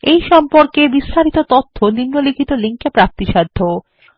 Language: Bangla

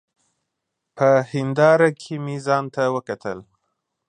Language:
Pashto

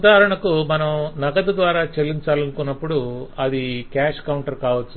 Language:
Telugu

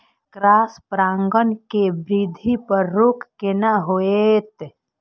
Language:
Maithili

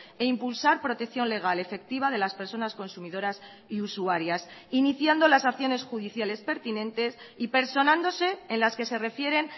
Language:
Spanish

